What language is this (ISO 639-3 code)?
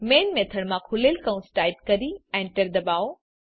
guj